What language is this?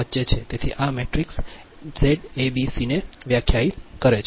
Gujarati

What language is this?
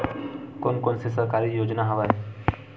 Chhattisgarhi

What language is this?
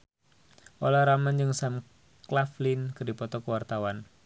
Sundanese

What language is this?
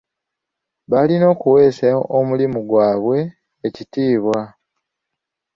Ganda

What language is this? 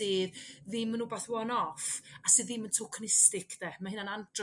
Welsh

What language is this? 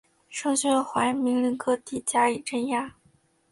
Chinese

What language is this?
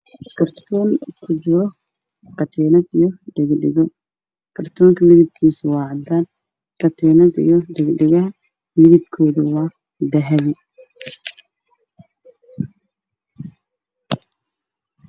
Somali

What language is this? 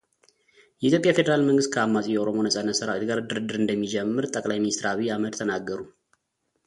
Amharic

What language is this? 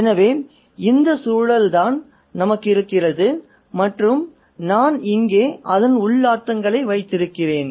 Tamil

